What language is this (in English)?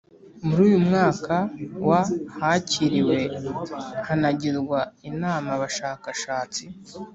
Kinyarwanda